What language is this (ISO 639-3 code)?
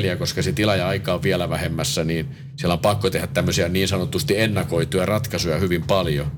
fin